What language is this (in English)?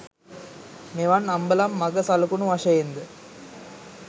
Sinhala